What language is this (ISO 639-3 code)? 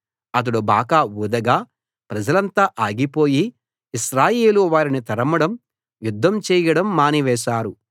tel